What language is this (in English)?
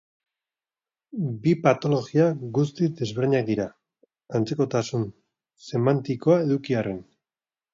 Basque